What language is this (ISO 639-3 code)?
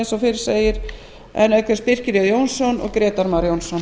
isl